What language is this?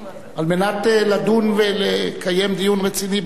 Hebrew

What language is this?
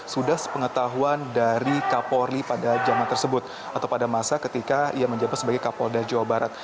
Indonesian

